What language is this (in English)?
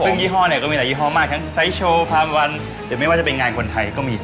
Thai